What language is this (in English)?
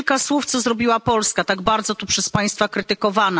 Polish